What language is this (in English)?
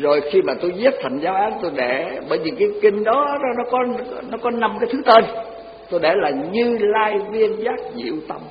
Vietnamese